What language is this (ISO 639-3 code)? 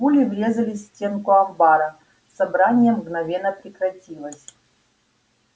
rus